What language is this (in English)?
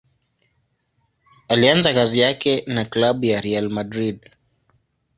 Swahili